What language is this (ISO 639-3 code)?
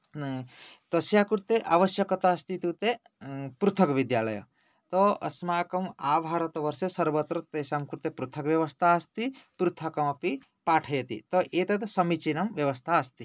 san